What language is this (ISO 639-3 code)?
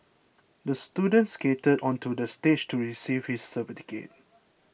eng